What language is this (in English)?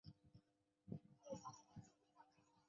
Chinese